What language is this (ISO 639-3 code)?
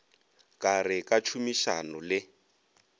nso